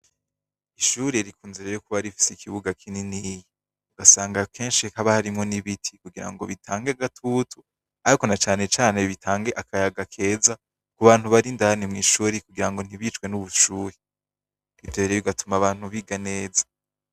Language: Rundi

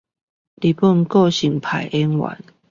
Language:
Chinese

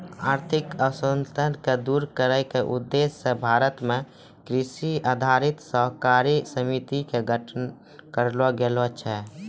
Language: Maithili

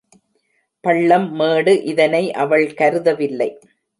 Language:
Tamil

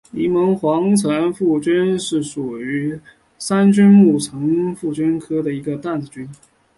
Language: Chinese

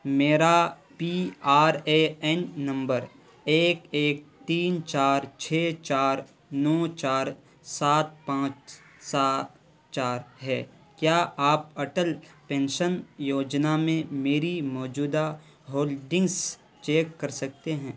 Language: Urdu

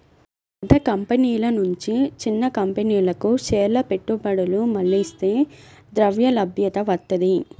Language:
Telugu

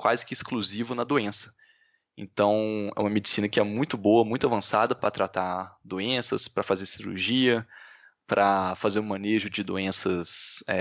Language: Portuguese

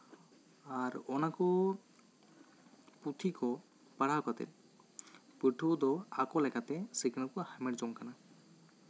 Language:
Santali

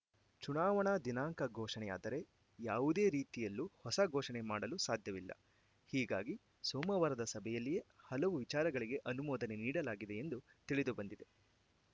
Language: Kannada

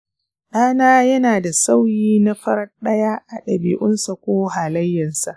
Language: Hausa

